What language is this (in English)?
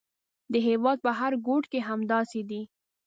Pashto